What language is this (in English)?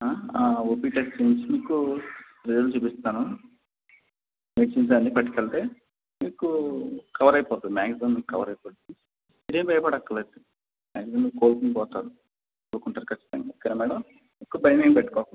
Telugu